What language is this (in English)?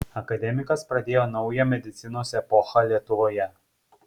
Lithuanian